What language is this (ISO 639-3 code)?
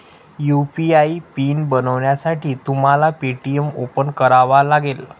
mar